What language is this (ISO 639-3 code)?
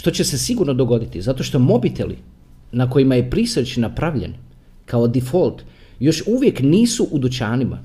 hrv